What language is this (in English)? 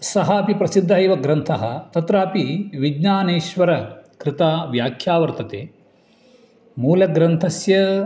Sanskrit